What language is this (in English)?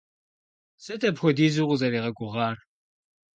Kabardian